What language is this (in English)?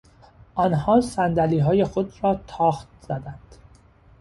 Persian